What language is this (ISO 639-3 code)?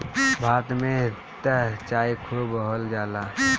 bho